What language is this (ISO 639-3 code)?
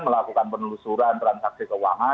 ind